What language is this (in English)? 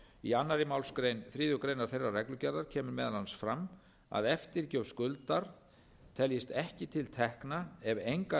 Icelandic